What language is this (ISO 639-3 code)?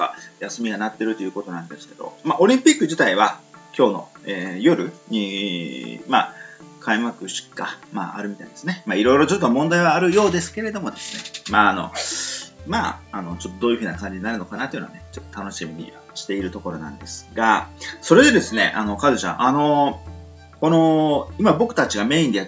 jpn